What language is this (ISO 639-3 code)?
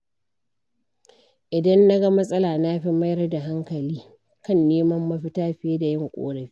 hau